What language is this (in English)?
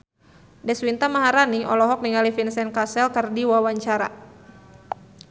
Sundanese